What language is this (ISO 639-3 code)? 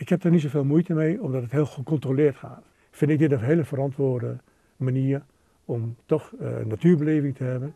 nld